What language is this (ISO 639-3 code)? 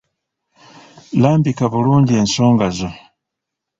lug